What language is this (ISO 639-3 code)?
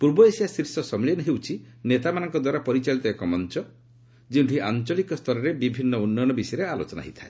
ori